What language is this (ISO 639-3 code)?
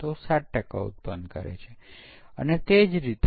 guj